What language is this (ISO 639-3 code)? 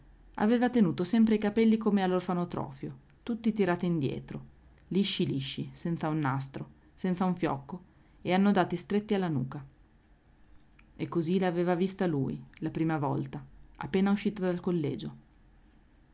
ita